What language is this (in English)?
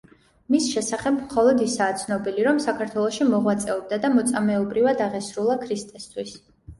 Georgian